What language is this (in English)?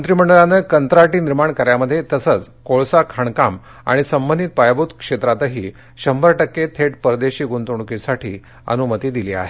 Marathi